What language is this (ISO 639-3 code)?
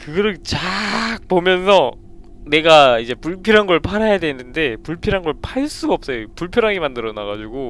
kor